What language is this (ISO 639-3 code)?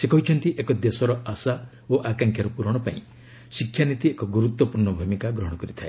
ori